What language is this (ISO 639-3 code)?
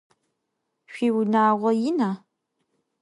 ady